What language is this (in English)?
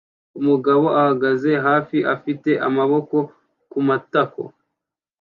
Kinyarwanda